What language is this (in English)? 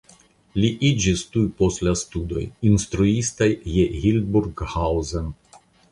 Esperanto